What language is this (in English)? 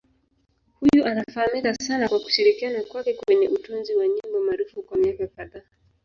Swahili